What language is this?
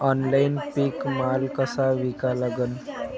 Marathi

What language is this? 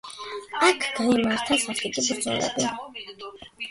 Georgian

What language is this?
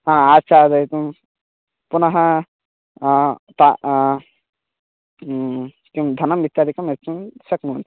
Sanskrit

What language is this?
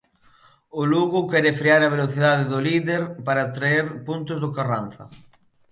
Galician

